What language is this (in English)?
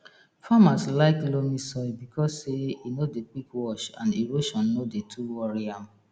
Nigerian Pidgin